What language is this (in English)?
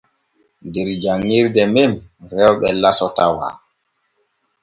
Borgu Fulfulde